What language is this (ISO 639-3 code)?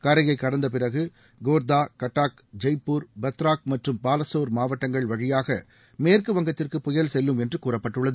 tam